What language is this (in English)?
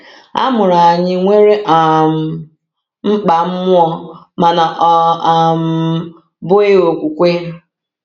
Igbo